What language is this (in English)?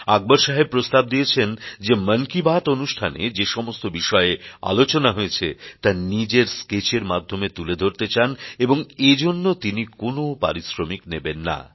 Bangla